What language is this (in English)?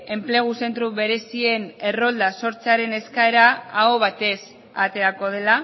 Basque